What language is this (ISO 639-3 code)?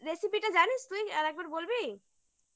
ben